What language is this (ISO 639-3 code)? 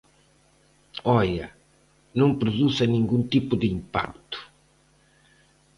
glg